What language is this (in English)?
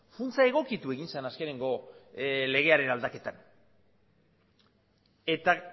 Basque